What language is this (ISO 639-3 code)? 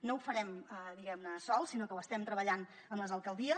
cat